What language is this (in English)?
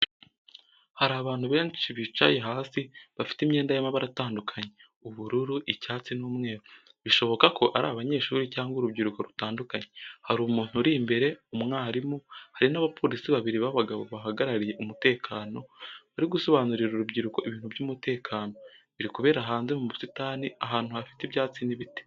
Kinyarwanda